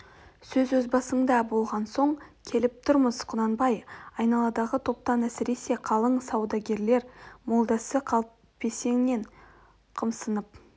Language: Kazakh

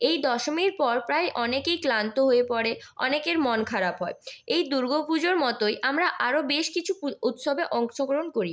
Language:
Bangla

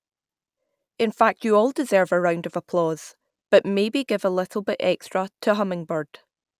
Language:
English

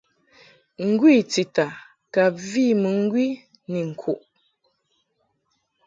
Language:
Mungaka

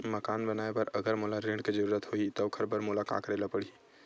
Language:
Chhattisgarhi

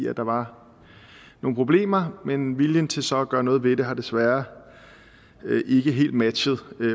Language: Danish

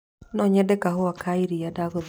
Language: Kikuyu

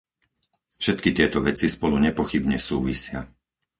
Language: Slovak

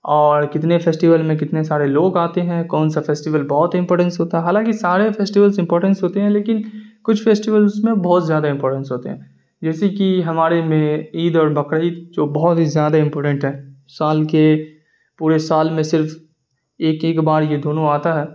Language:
Urdu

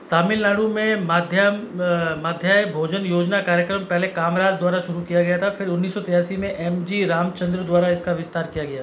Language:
Hindi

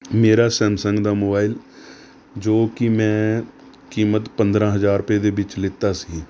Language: Punjabi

